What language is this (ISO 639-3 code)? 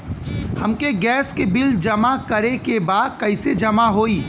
bho